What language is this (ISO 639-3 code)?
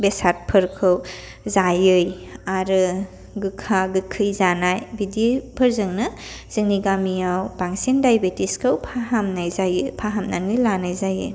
brx